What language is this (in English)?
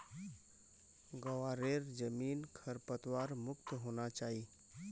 Magahi